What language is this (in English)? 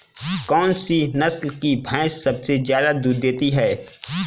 Hindi